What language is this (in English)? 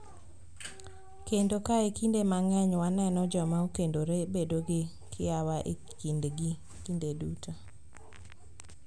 Luo (Kenya and Tanzania)